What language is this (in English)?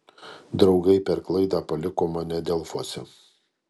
Lithuanian